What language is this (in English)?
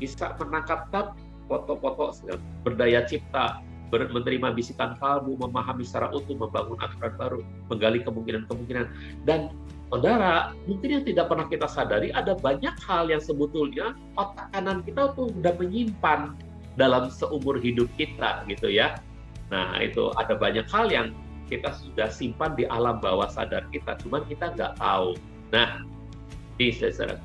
Indonesian